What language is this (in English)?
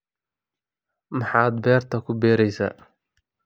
Somali